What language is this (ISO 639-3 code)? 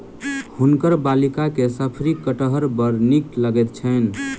mai